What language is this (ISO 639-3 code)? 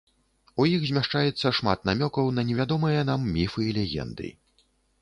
bel